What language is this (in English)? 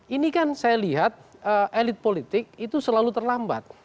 Indonesian